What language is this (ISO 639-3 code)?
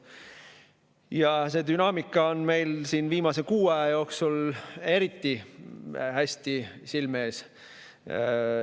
est